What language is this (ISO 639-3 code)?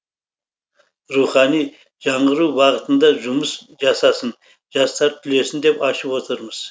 kaz